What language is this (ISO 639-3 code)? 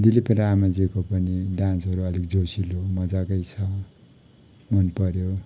nep